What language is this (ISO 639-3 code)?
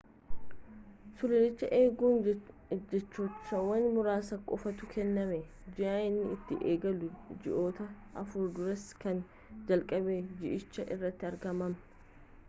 orm